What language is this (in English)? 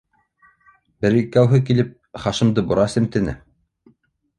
Bashkir